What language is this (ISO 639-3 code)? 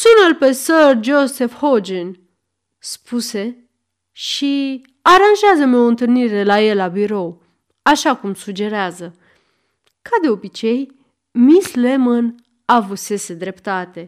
ron